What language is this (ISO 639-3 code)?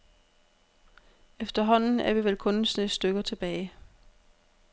dan